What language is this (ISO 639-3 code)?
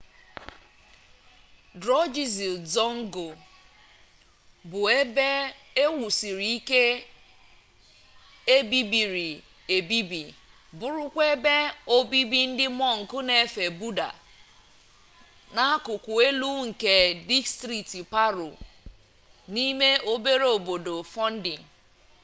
ibo